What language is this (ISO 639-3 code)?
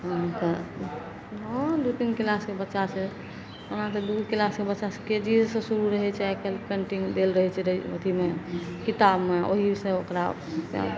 mai